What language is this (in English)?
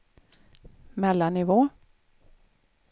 Swedish